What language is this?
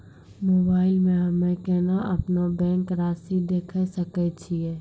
Maithili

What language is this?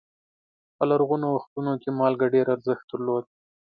Pashto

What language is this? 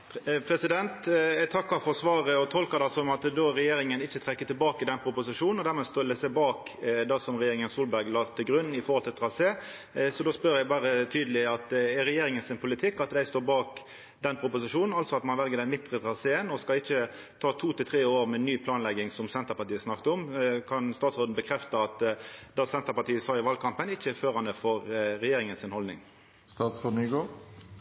Norwegian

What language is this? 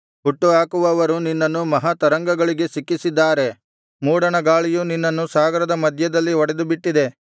Kannada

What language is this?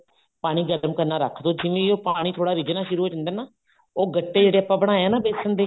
Punjabi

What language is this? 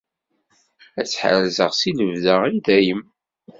Kabyle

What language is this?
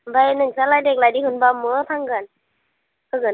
Bodo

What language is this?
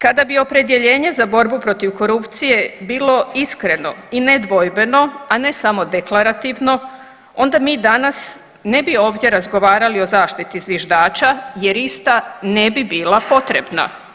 Croatian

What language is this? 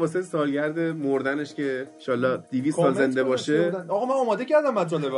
Persian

